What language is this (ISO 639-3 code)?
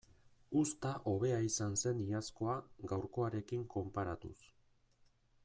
eus